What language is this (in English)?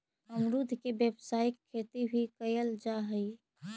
Magahi